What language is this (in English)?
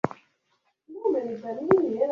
Swahili